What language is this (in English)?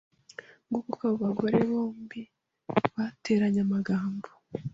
Kinyarwanda